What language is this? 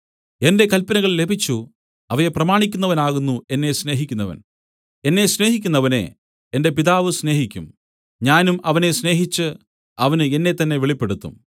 Malayalam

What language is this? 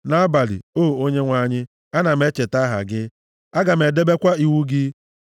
Igbo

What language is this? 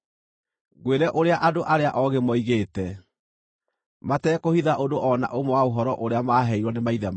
Kikuyu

